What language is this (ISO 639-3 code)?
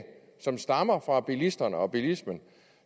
dan